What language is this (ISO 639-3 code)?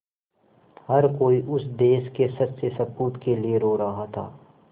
hin